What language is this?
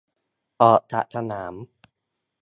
Thai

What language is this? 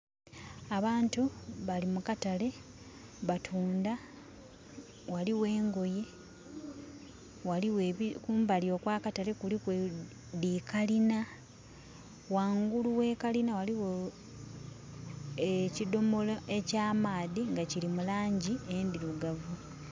Soga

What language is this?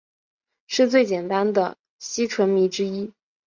Chinese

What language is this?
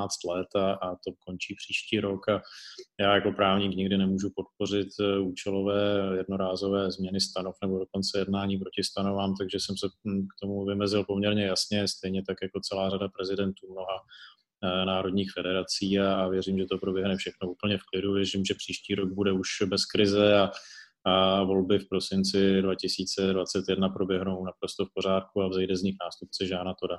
Czech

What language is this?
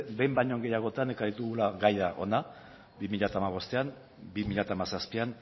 Basque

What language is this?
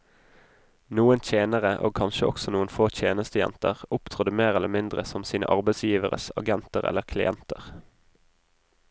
Norwegian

